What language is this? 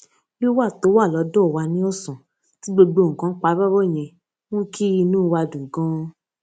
Yoruba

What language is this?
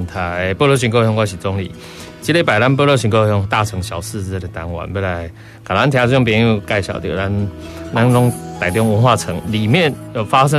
Chinese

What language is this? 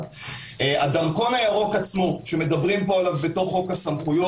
Hebrew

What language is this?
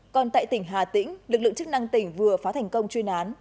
Vietnamese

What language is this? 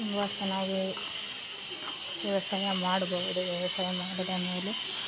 Kannada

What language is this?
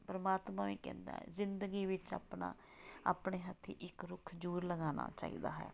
Punjabi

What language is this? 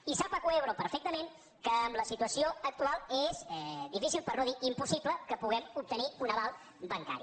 Catalan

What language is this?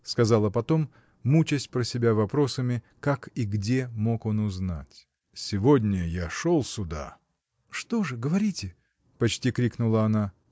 Russian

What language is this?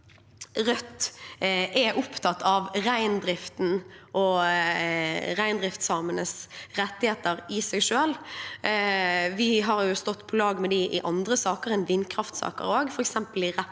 Norwegian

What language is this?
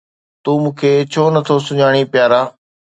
Sindhi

